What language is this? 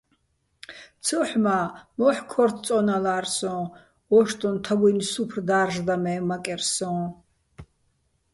Bats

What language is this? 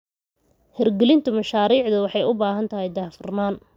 Somali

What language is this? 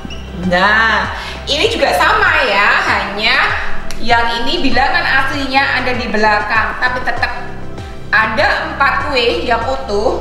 Indonesian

